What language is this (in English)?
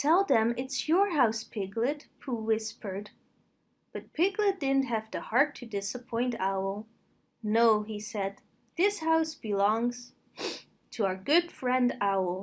English